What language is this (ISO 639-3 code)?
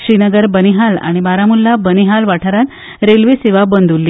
kok